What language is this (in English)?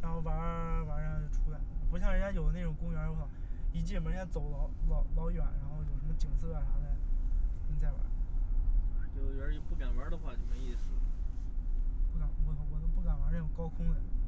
Chinese